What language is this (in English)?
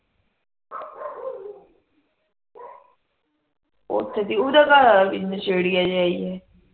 Punjabi